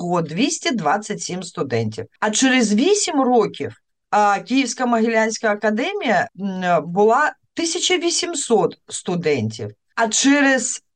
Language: Ukrainian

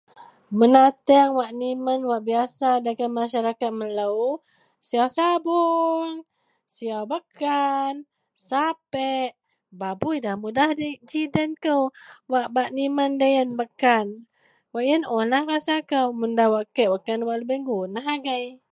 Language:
Central Melanau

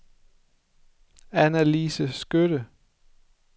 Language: Danish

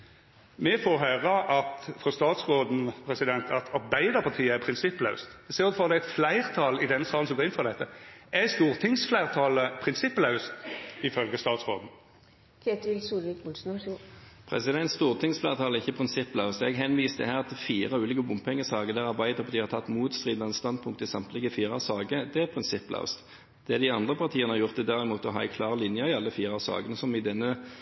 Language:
Norwegian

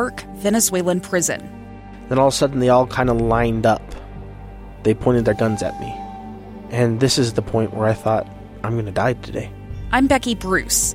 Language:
English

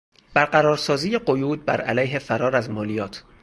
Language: Persian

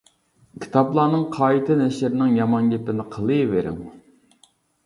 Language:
Uyghur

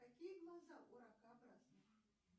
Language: Russian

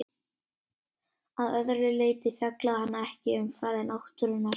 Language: Icelandic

